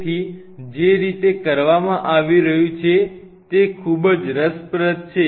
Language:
Gujarati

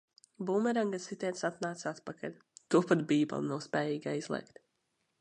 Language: Latvian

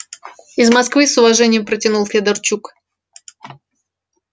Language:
Russian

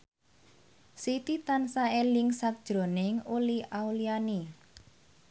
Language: Javanese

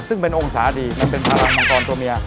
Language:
Thai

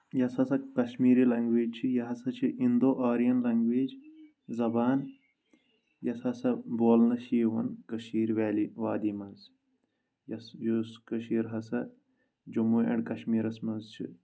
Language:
Kashmiri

